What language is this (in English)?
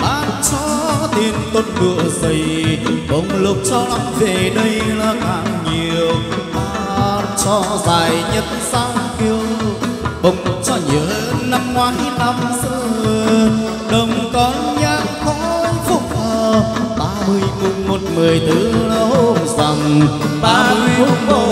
Vietnamese